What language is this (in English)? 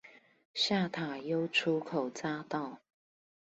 Chinese